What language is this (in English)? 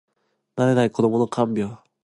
Japanese